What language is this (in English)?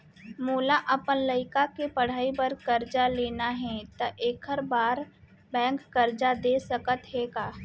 Chhattisgarhi